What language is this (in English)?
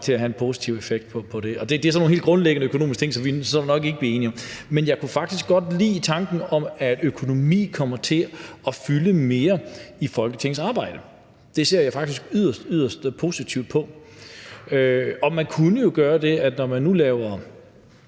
Danish